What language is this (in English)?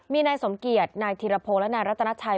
Thai